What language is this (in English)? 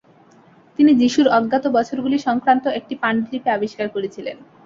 Bangla